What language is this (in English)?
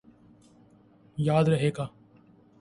Urdu